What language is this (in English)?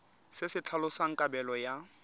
Tswana